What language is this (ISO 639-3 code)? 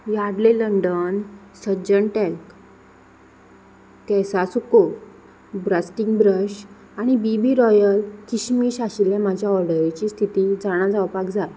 kok